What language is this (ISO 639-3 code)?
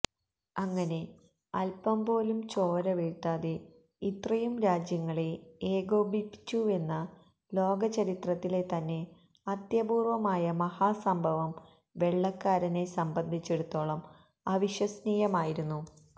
mal